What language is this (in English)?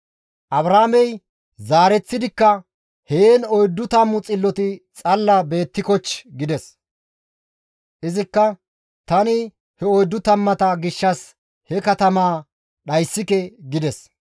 Gamo